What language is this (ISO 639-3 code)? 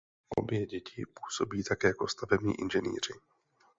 ces